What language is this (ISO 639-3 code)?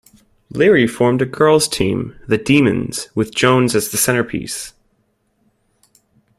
eng